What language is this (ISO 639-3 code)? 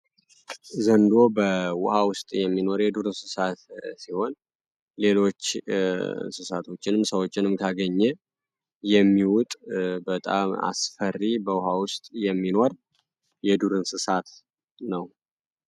amh